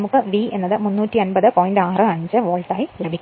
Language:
Malayalam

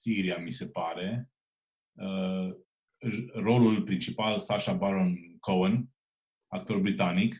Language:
Romanian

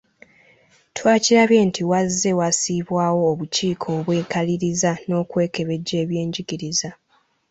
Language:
Ganda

